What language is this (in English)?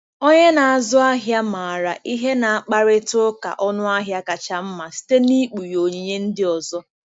Igbo